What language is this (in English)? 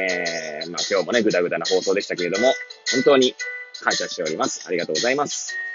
Japanese